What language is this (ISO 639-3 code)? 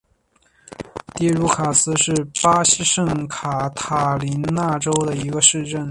zho